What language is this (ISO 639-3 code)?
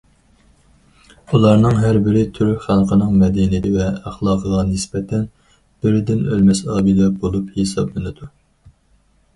uig